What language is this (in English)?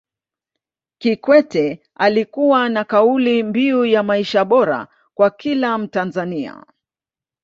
Swahili